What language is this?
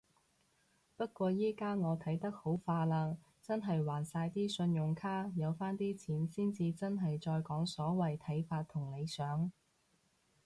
Cantonese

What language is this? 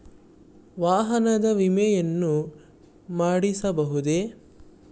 Kannada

